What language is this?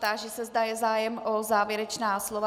Czech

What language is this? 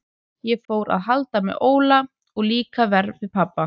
Icelandic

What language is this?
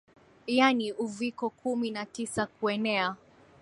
Swahili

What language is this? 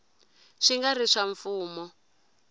Tsonga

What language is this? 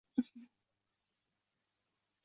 Uzbek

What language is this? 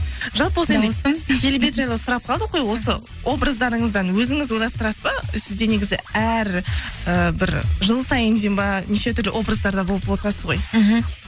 Kazakh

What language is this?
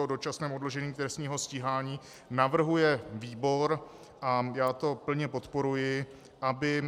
Czech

